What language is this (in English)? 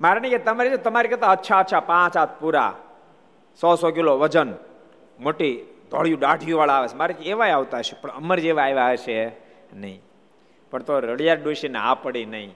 Gujarati